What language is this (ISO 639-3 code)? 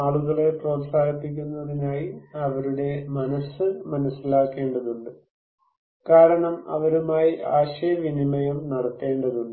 mal